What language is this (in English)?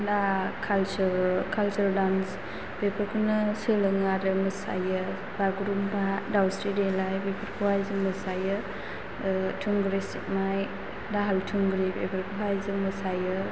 Bodo